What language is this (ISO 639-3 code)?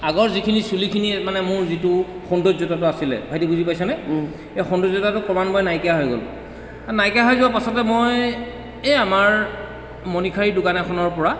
asm